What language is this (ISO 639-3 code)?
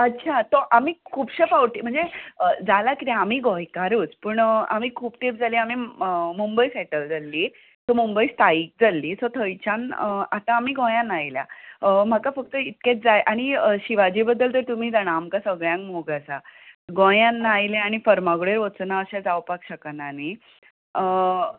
kok